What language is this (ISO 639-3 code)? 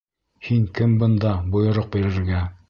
bak